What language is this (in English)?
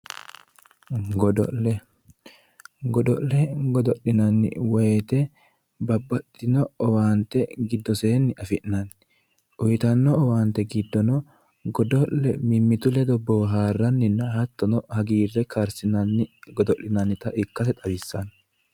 Sidamo